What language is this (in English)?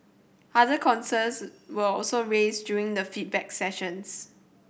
English